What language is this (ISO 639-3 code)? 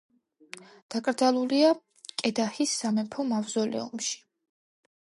kat